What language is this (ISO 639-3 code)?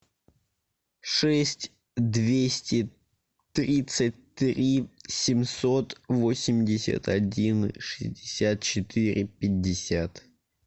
rus